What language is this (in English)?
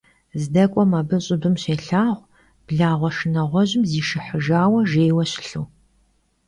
Kabardian